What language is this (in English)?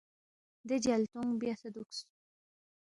Balti